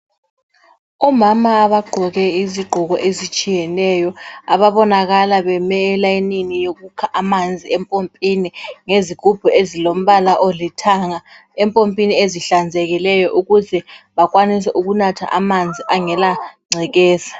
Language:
North Ndebele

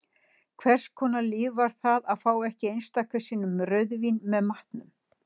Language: Icelandic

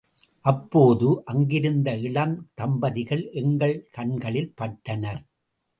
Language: Tamil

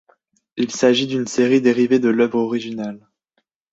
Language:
French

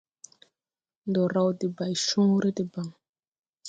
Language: Tupuri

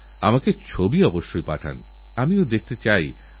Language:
Bangla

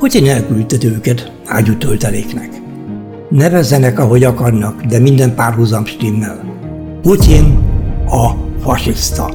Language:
Hungarian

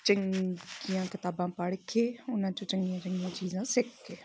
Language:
Punjabi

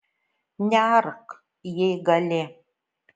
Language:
Lithuanian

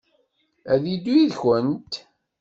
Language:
Kabyle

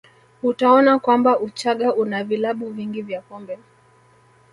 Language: Swahili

